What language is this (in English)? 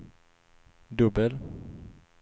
Swedish